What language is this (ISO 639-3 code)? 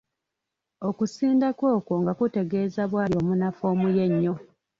lug